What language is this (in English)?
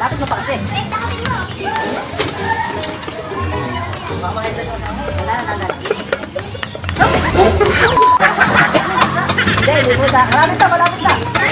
Indonesian